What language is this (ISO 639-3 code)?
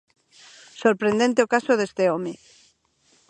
glg